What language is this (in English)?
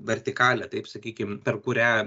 Lithuanian